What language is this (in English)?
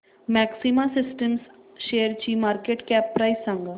Marathi